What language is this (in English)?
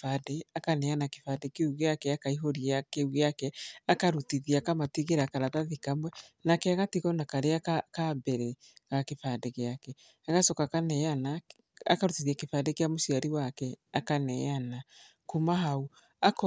Kikuyu